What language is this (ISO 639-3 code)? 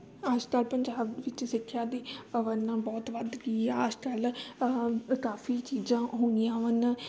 pan